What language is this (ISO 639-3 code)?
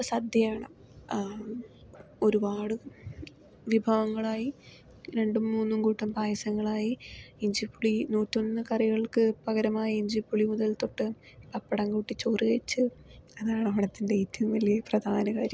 mal